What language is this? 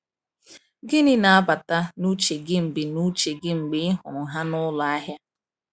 Igbo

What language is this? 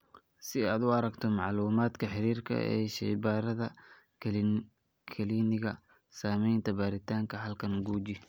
Somali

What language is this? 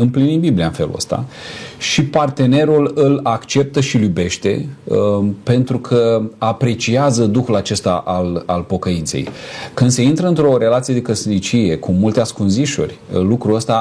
Romanian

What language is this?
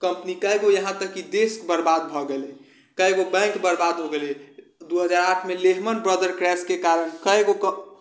Maithili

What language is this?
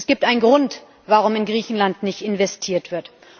German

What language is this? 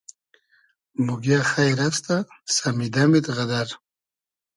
Hazaragi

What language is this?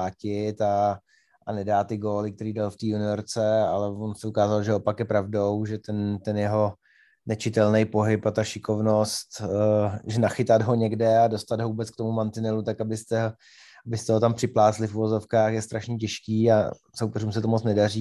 Czech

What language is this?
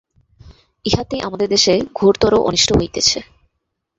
Bangla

